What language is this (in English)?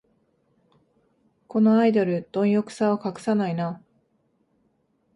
Japanese